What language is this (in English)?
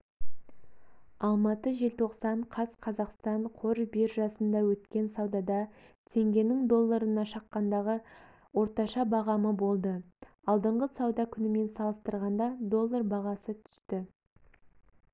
Kazakh